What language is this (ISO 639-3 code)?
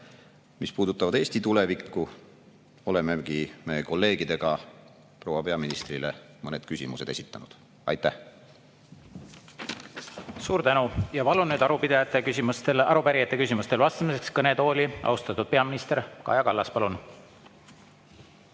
est